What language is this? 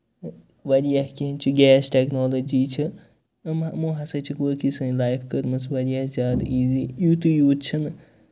Kashmiri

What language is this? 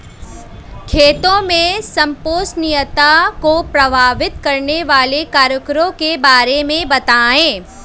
Hindi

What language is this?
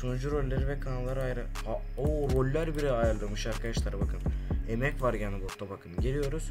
Turkish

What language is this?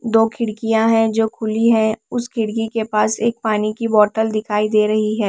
Hindi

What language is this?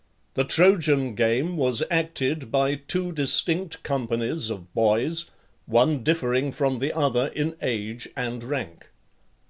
English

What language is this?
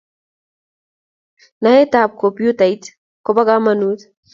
Kalenjin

